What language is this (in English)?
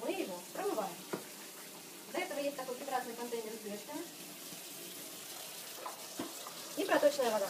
Russian